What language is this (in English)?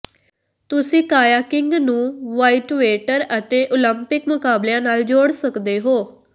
Punjabi